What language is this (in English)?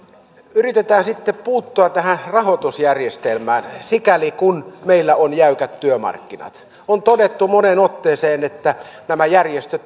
Finnish